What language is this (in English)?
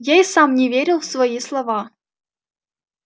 Russian